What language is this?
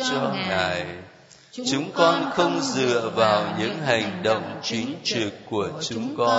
Vietnamese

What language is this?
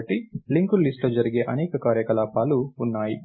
Telugu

